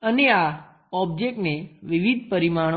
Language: Gujarati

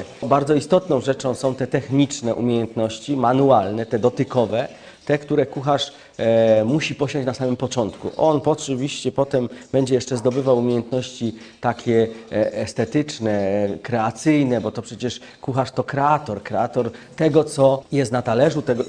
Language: Polish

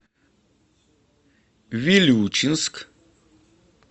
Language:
Russian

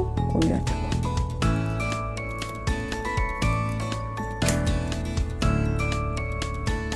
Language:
Korean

